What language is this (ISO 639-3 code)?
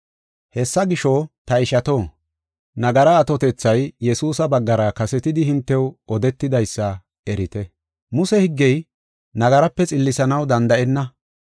gof